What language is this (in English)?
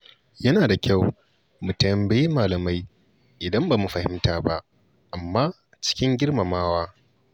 Hausa